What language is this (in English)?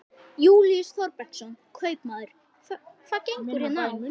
Icelandic